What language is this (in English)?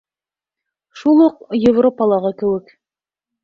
Bashkir